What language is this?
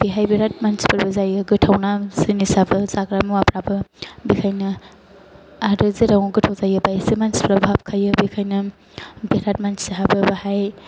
Bodo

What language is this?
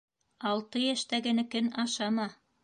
Bashkir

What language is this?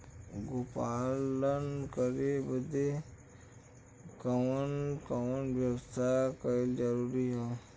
Bhojpuri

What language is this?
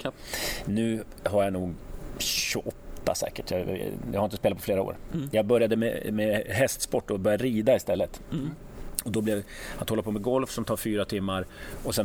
Swedish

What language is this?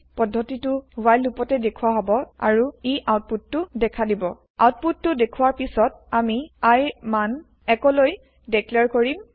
Assamese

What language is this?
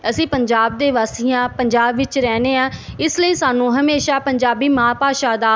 Punjabi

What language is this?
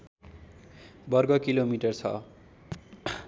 Nepali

